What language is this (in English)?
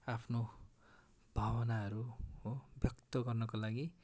Nepali